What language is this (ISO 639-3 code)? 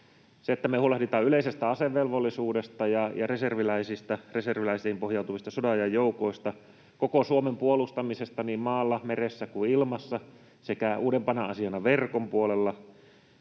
fin